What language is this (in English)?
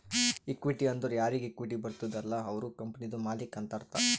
Kannada